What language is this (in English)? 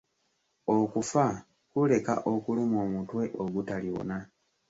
Ganda